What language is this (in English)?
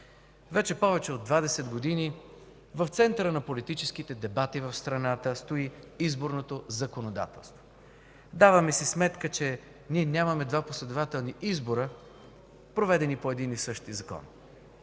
Bulgarian